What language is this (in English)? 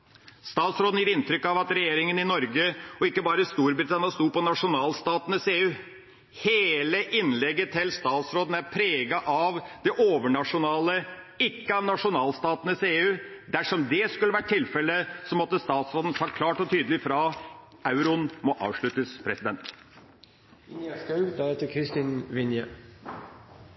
Norwegian Bokmål